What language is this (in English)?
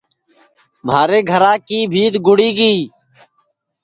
Sansi